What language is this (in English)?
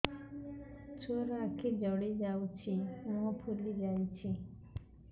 Odia